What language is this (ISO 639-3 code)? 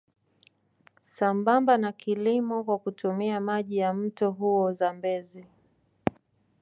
swa